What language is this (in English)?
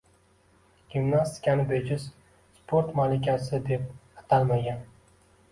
Uzbek